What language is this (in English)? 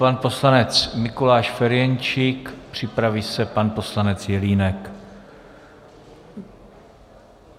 Czech